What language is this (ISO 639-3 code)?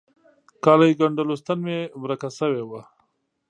pus